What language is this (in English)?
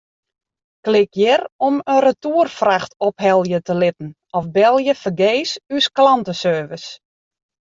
Western Frisian